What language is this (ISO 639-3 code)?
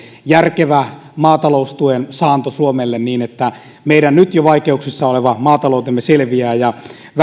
fin